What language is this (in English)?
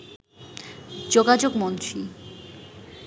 Bangla